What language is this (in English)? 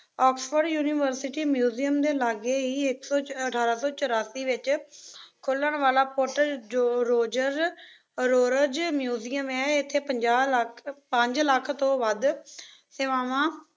Punjabi